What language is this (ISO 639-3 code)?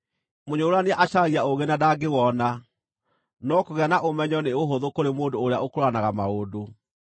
kik